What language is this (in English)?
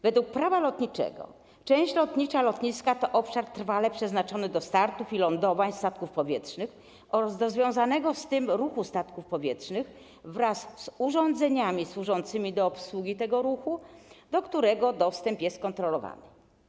Polish